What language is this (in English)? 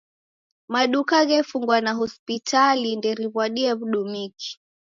Taita